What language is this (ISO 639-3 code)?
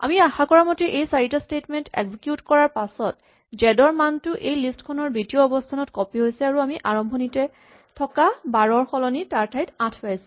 asm